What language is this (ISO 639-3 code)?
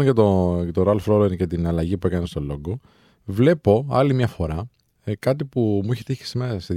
ell